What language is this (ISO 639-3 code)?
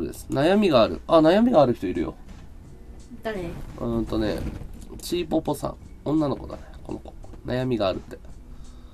jpn